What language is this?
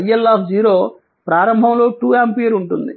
Telugu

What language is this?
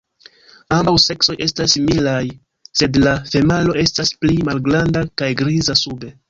Esperanto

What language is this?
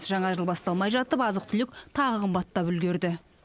Kazakh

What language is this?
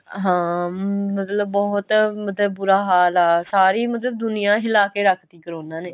Punjabi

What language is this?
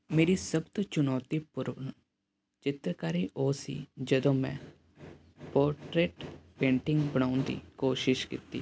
Punjabi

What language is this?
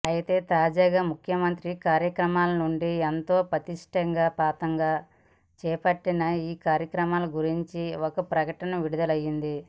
Telugu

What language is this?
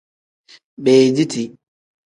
Tem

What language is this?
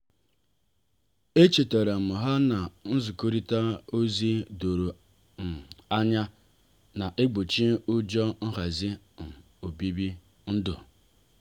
Igbo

